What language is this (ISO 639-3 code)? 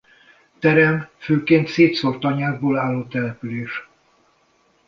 hun